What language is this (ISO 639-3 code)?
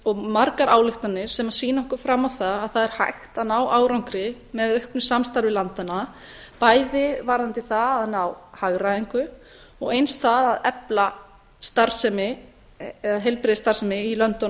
isl